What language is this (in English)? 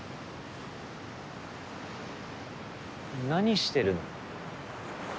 Japanese